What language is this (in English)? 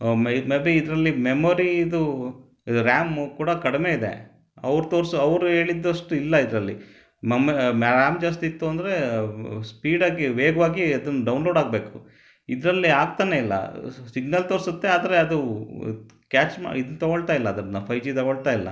Kannada